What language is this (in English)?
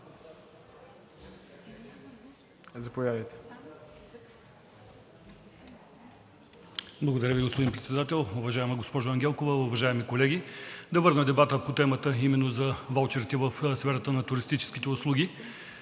Bulgarian